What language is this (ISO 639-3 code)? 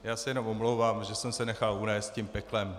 ces